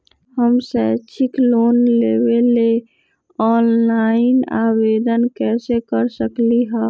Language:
Magahi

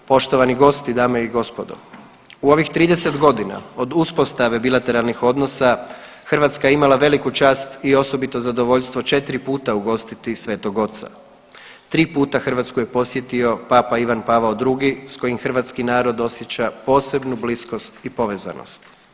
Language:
Croatian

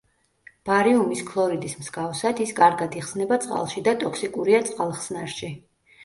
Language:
Georgian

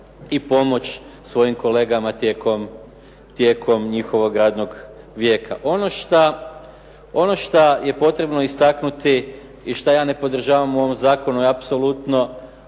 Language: Croatian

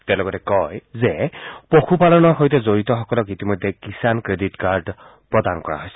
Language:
Assamese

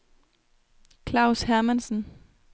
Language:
Danish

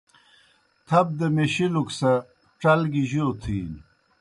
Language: Kohistani Shina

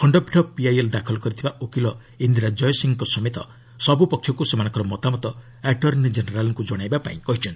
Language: Odia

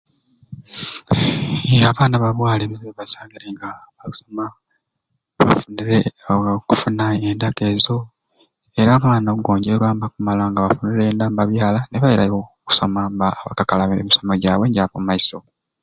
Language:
Ruuli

